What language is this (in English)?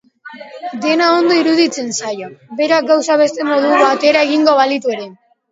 Basque